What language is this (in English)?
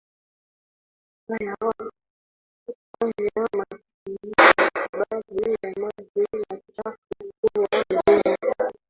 Swahili